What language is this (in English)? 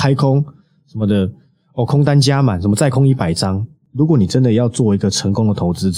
Chinese